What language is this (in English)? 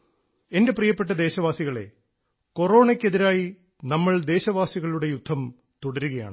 Malayalam